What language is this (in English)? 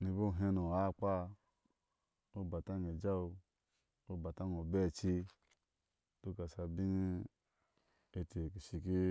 Ashe